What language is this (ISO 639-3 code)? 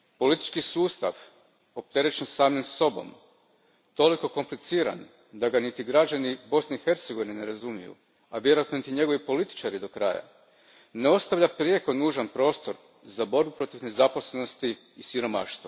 hrv